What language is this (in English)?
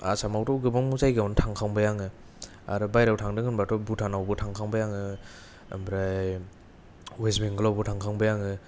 Bodo